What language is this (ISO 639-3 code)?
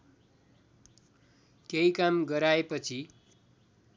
nep